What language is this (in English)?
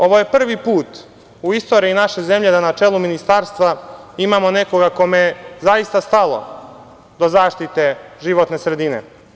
Serbian